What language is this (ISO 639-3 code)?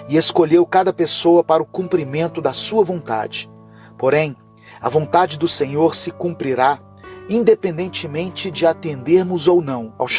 por